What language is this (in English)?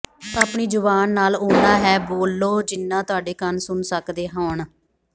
Punjabi